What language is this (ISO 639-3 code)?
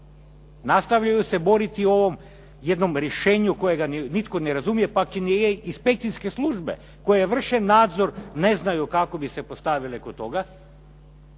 hrv